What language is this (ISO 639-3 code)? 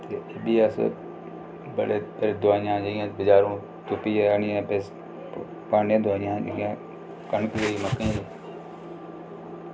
doi